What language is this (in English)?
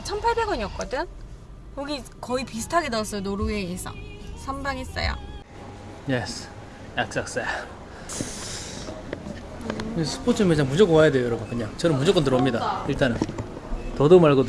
Korean